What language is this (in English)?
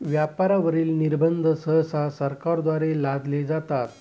Marathi